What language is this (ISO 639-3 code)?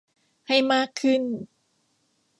tha